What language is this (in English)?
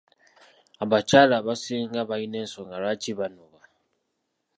Ganda